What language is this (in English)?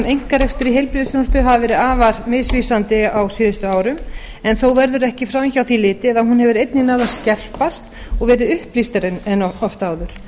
Icelandic